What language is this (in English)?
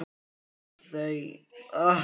Icelandic